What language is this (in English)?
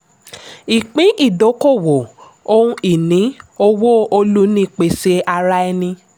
Yoruba